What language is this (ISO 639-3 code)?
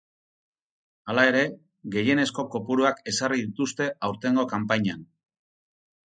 eus